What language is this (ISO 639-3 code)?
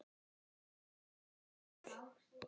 isl